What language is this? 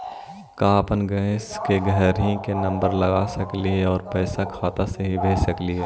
Magahi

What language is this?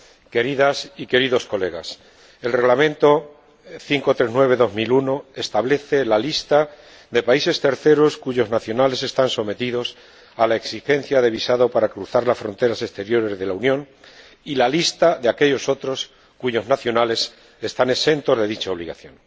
Spanish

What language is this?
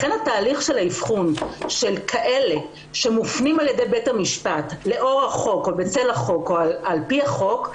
Hebrew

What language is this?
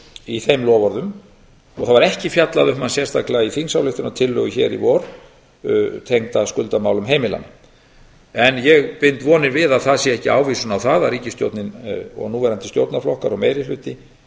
Icelandic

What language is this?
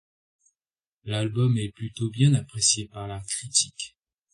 French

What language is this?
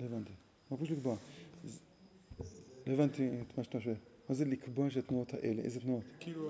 Hebrew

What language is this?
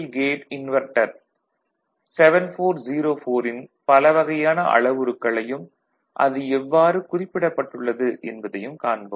Tamil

